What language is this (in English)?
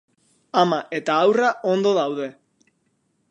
Basque